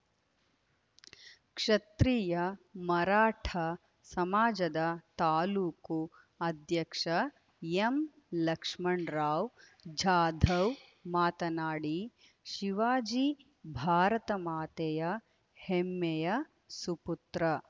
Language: Kannada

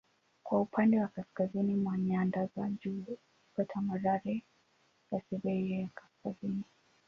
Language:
Swahili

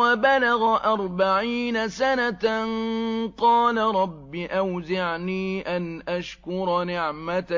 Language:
Arabic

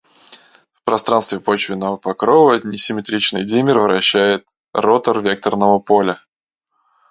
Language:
Russian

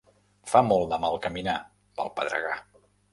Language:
Catalan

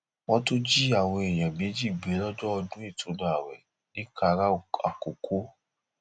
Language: Yoruba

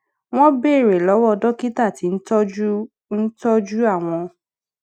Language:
Yoruba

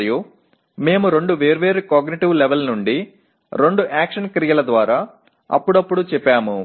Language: Telugu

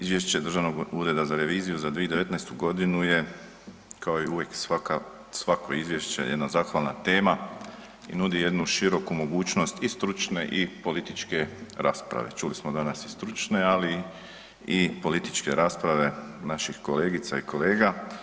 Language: Croatian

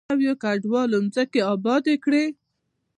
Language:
Pashto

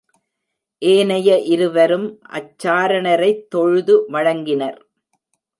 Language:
Tamil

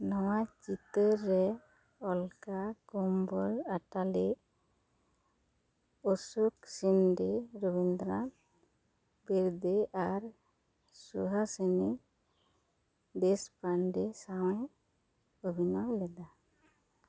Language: Santali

